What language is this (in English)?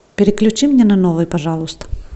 Russian